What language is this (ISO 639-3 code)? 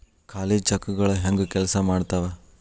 kan